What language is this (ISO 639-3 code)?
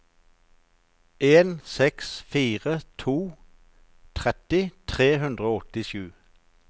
nor